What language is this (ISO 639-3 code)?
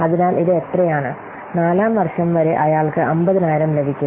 mal